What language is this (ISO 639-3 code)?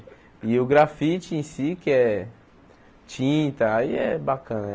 por